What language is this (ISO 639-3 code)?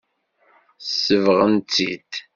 kab